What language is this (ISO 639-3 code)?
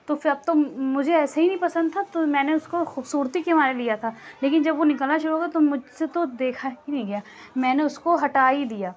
urd